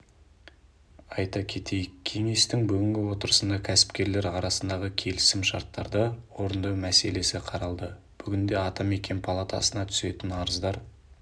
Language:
Kazakh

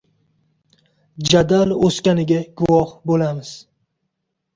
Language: Uzbek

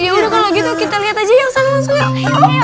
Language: Indonesian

